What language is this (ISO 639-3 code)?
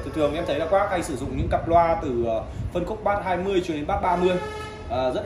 vie